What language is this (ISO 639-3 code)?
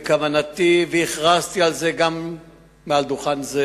heb